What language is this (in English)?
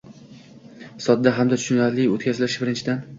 Uzbek